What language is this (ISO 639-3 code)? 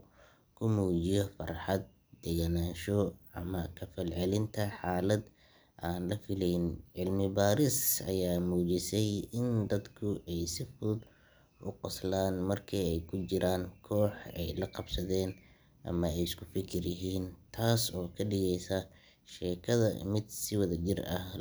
som